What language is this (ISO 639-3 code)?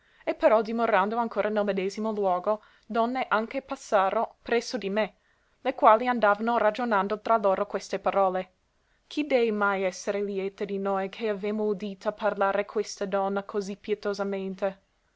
ita